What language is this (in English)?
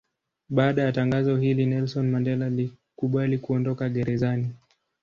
Swahili